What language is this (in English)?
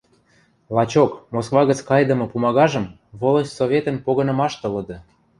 Western Mari